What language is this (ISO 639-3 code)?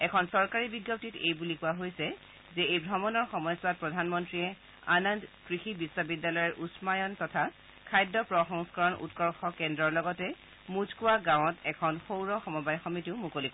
asm